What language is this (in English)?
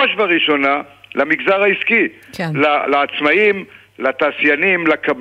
Hebrew